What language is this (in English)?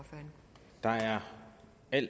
Danish